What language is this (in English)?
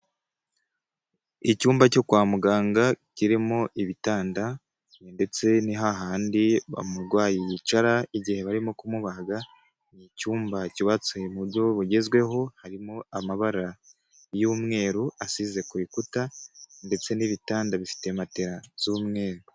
Kinyarwanda